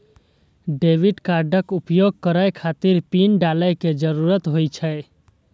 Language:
Maithili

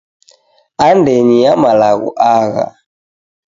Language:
Taita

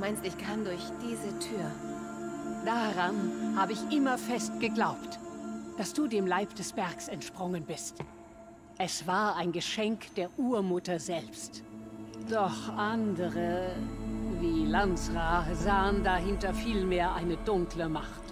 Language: German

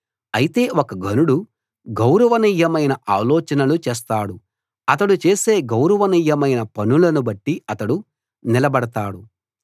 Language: Telugu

